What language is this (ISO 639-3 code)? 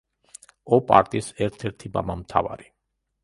kat